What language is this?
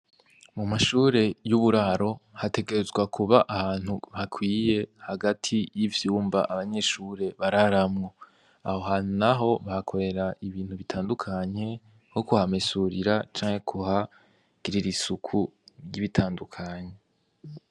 Rundi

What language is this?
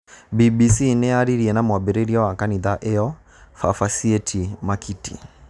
Kikuyu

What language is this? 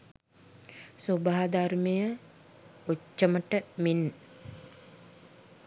Sinhala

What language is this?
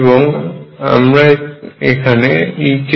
Bangla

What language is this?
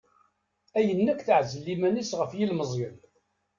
Kabyle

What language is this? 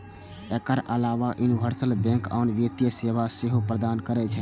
Maithili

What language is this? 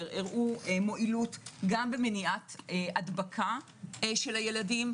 Hebrew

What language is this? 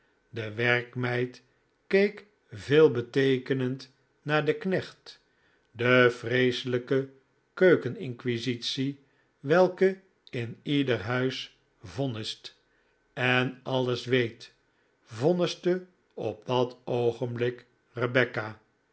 Dutch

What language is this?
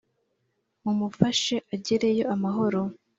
Kinyarwanda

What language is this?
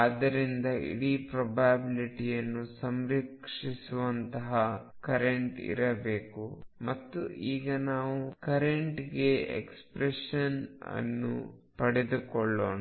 Kannada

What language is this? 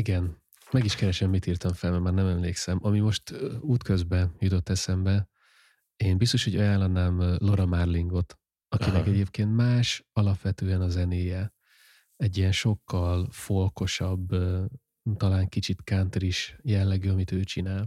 Hungarian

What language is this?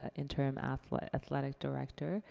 English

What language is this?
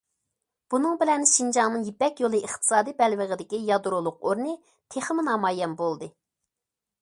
Uyghur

